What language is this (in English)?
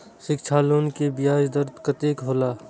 Maithili